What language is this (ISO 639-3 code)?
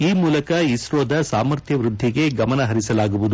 kan